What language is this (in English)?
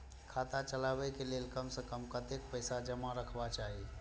Maithili